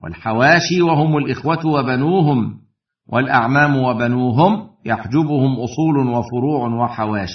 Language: Arabic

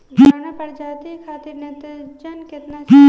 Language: Bhojpuri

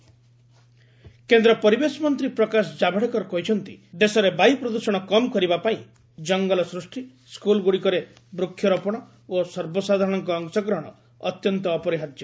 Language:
Odia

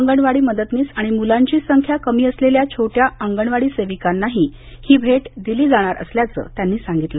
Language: Marathi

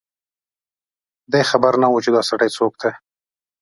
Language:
Pashto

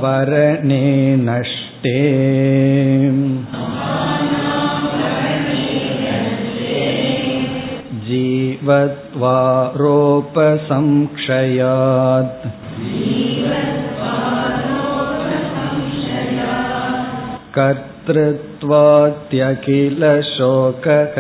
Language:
Tamil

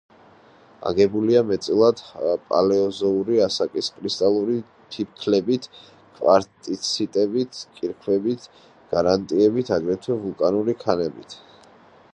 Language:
Georgian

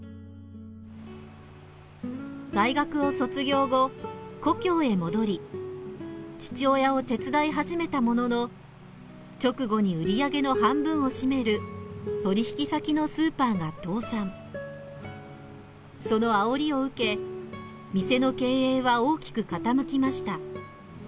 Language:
Japanese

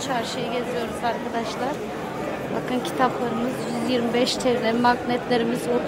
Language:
Turkish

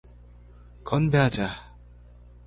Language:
Korean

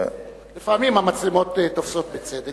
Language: Hebrew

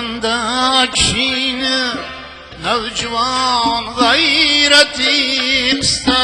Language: Uzbek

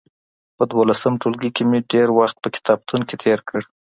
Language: Pashto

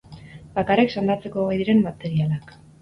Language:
Basque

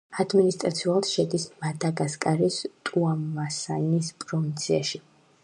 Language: Georgian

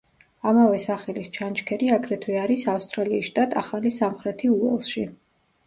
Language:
Georgian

